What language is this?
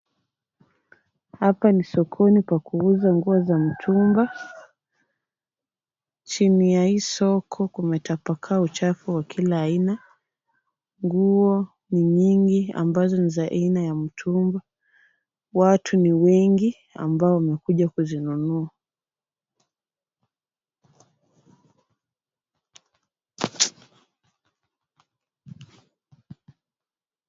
Swahili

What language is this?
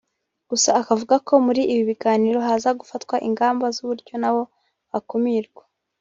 Kinyarwanda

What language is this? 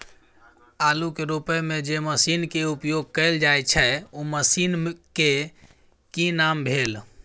Maithili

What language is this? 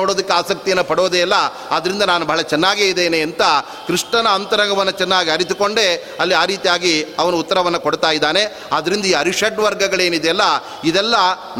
Kannada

